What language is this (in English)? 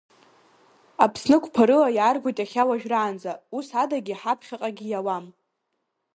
Abkhazian